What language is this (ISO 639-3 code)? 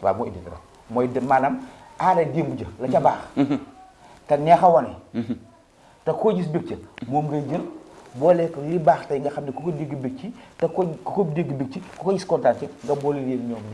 ind